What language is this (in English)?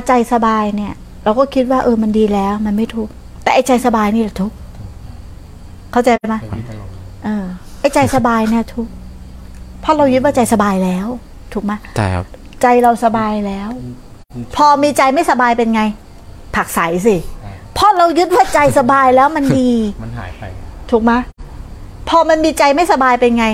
Thai